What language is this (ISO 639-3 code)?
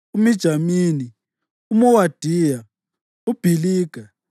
nde